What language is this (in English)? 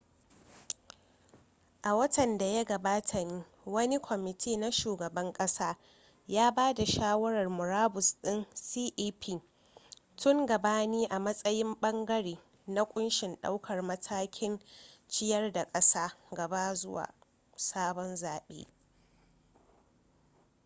Hausa